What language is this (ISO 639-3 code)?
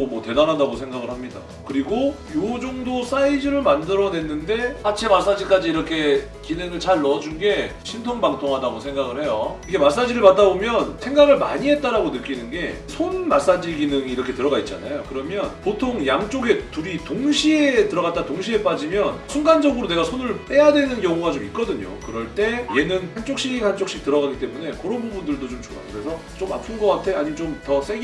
kor